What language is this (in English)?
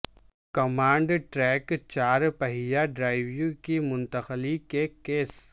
Urdu